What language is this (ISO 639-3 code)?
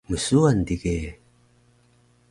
trv